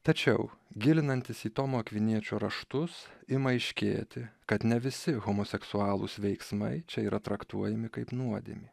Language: Lithuanian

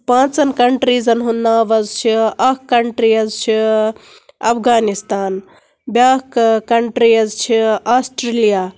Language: Kashmiri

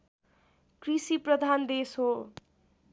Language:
Nepali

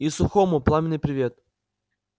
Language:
Russian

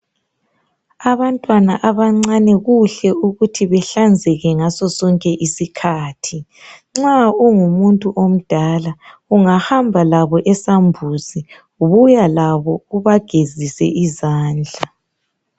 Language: North Ndebele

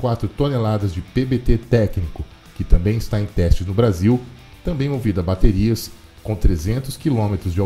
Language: Portuguese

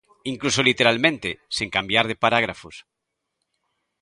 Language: Galician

